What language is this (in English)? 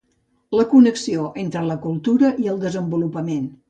Catalan